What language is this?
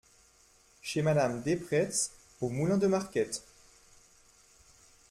French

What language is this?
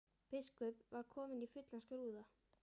Icelandic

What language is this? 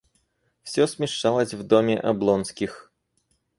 Russian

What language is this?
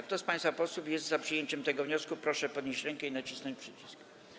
Polish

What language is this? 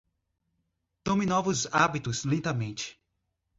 Portuguese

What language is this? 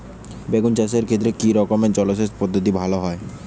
Bangla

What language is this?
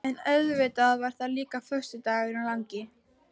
Icelandic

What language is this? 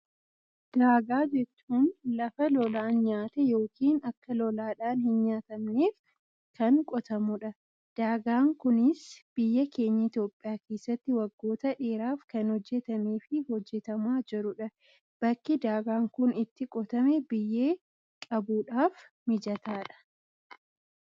Oromo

